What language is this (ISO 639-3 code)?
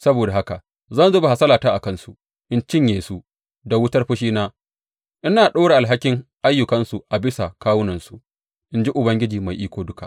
hau